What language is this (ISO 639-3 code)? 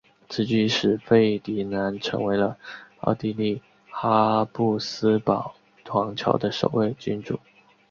zho